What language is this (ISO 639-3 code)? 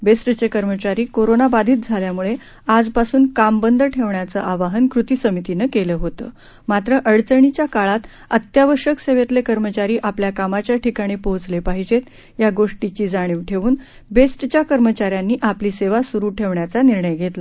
mar